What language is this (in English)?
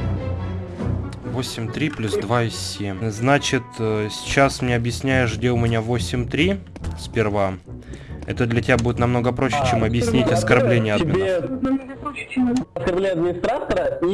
Russian